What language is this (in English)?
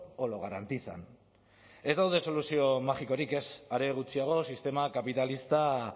Basque